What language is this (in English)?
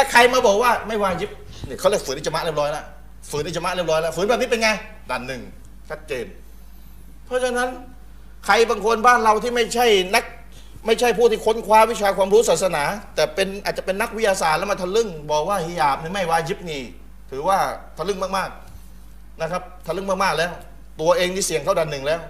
Thai